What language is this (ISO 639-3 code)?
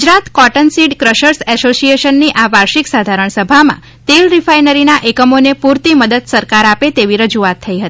guj